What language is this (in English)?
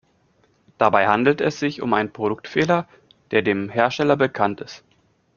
German